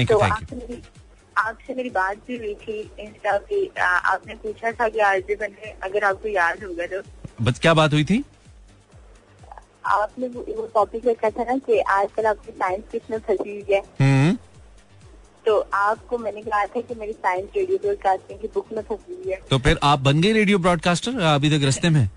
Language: Hindi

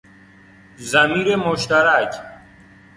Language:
Persian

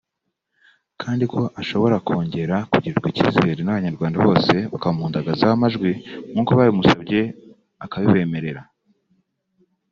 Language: Kinyarwanda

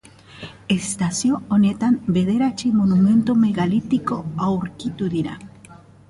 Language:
Basque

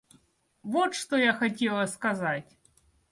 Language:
Russian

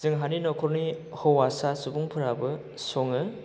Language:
Bodo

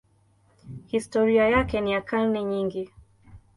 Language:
Swahili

